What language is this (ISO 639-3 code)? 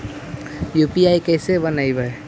mag